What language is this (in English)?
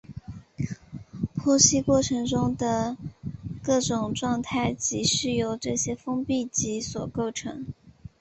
Chinese